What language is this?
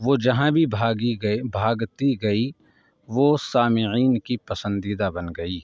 Urdu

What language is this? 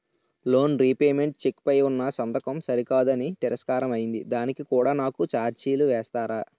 Telugu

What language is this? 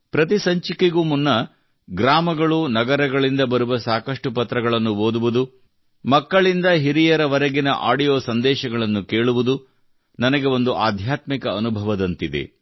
Kannada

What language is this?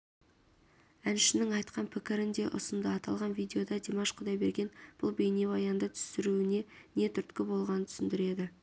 Kazakh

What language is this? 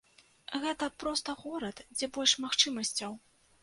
Belarusian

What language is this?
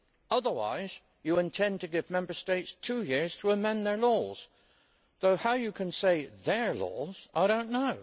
English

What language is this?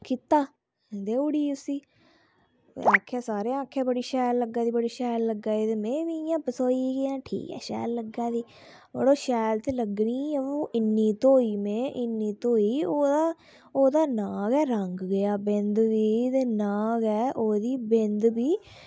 Dogri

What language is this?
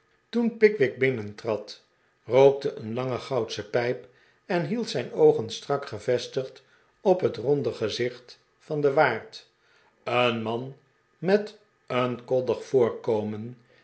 Dutch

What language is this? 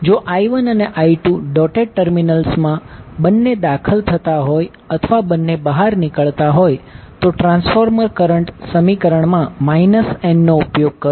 Gujarati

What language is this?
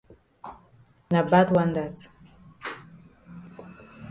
Cameroon Pidgin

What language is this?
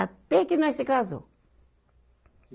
Portuguese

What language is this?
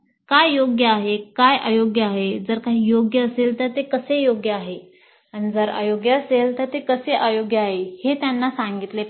Marathi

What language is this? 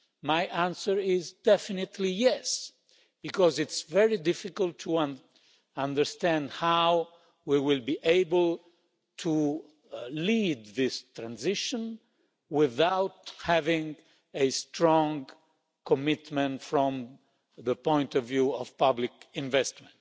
English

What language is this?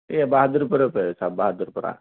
Urdu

